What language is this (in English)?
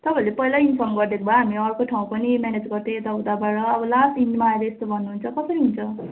Nepali